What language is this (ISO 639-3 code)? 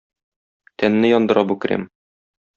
tat